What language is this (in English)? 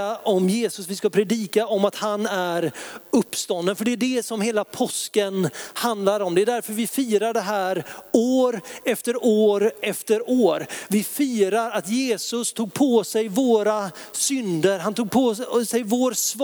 Swedish